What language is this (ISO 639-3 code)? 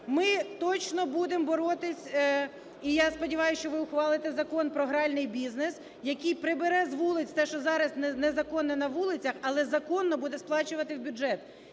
ukr